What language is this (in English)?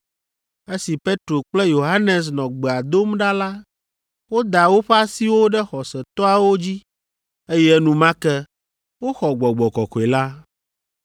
Ewe